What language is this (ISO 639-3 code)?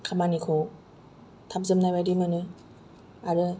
brx